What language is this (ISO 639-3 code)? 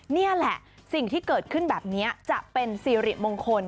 tha